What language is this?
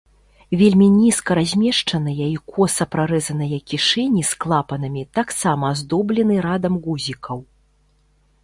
Belarusian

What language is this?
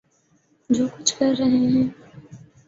Urdu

